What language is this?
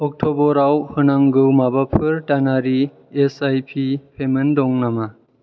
Bodo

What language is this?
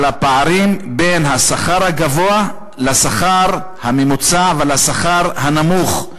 Hebrew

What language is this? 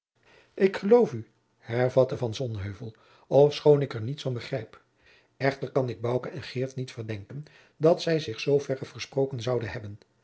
Dutch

